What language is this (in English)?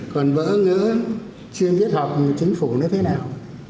Vietnamese